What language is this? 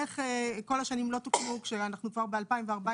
Hebrew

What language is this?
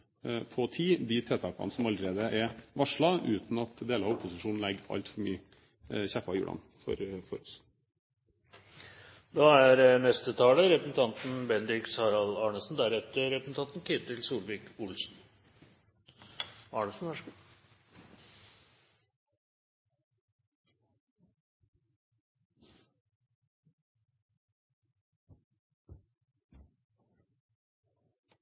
Norwegian Bokmål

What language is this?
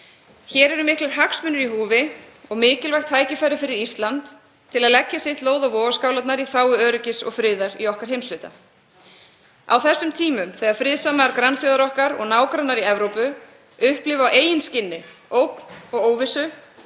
Icelandic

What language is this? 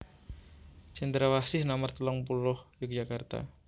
Javanese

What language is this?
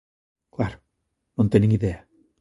Galician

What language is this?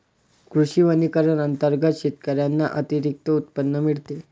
Marathi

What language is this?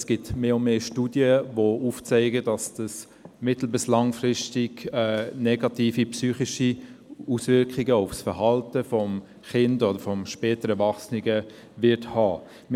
Swiss German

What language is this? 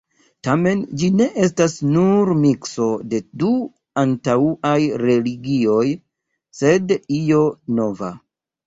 Esperanto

